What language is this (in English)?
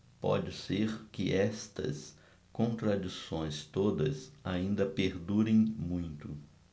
Portuguese